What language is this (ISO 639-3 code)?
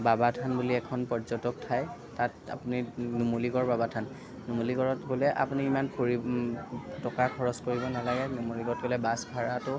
asm